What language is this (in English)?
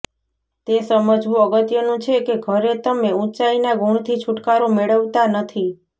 Gujarati